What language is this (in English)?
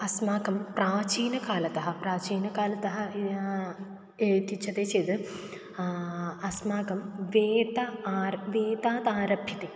Sanskrit